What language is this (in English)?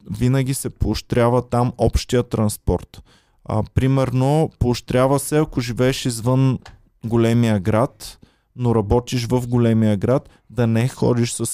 Bulgarian